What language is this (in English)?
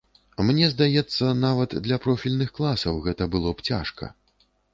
Belarusian